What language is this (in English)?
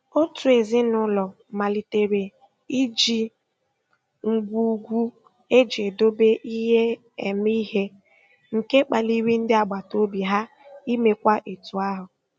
Igbo